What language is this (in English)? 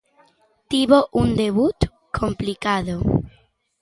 Galician